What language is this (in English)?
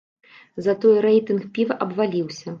Belarusian